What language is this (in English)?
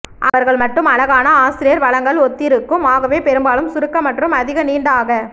Tamil